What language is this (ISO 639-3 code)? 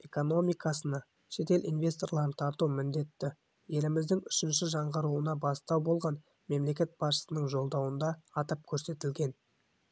kaz